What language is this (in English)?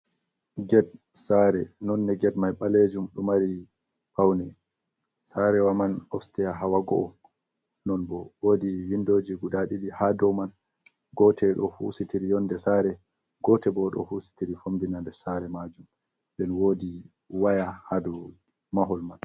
Fula